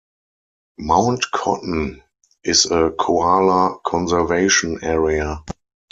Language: English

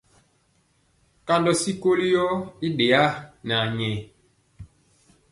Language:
Mpiemo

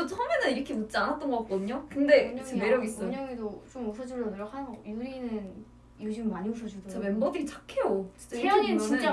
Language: Korean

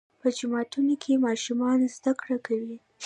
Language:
Pashto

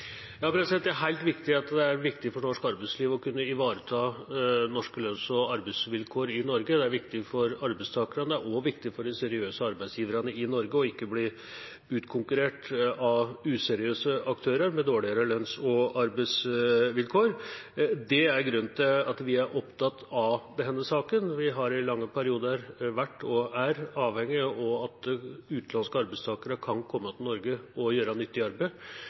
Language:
Norwegian Bokmål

